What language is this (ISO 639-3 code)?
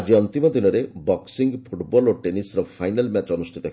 ori